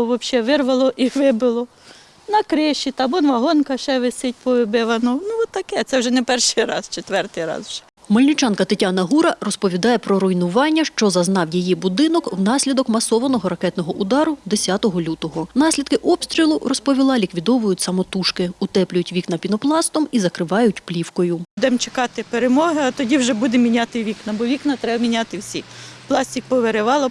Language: Ukrainian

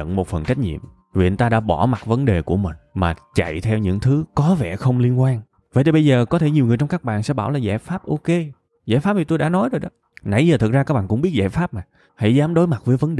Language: Vietnamese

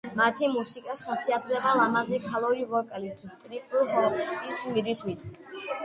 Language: Georgian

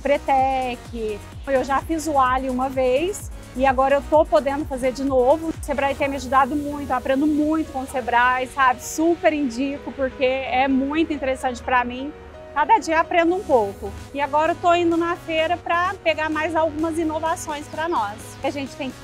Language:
Portuguese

